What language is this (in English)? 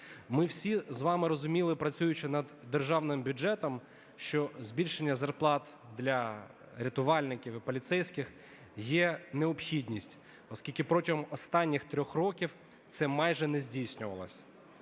Ukrainian